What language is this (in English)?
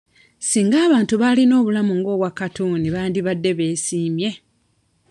Ganda